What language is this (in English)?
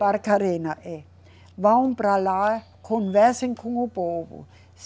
Portuguese